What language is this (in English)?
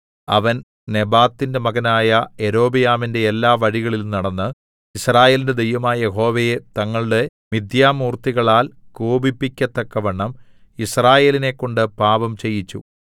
Malayalam